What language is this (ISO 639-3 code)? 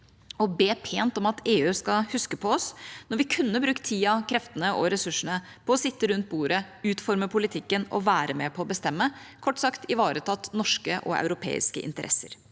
nor